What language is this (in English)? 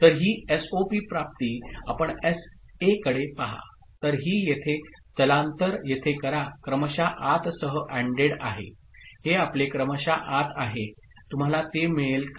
Marathi